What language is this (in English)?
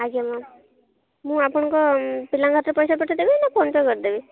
Odia